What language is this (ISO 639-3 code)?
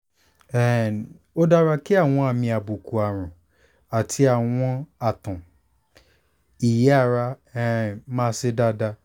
yor